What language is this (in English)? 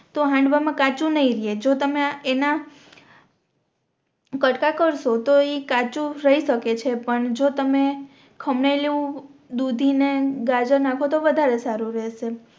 Gujarati